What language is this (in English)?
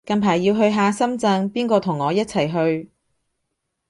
Cantonese